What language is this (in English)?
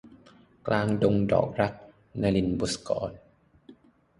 Thai